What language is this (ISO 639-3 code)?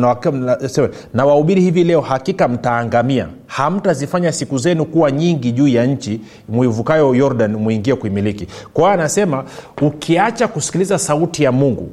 swa